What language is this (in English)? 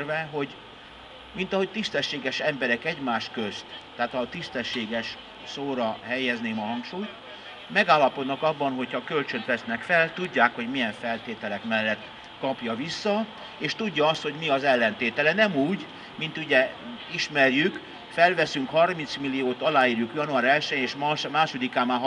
Hungarian